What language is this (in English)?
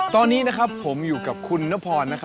Thai